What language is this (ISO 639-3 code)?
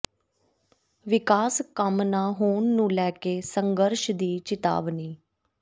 pan